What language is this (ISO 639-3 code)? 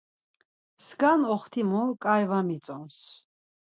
lzz